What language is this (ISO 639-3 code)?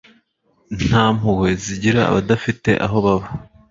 kin